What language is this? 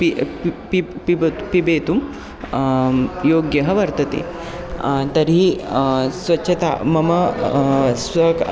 Sanskrit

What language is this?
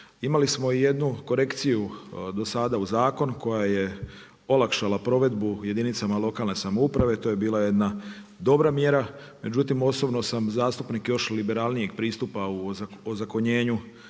Croatian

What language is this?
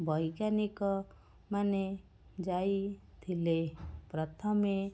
Odia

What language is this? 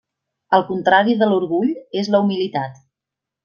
Catalan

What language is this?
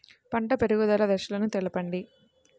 Telugu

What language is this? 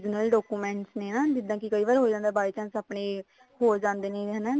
Punjabi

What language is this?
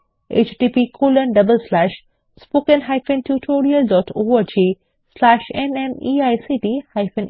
Bangla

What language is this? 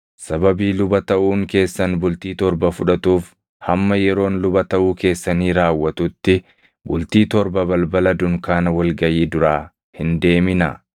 Oromo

